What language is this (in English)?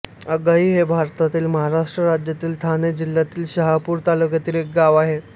Marathi